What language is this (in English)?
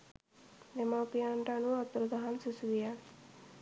Sinhala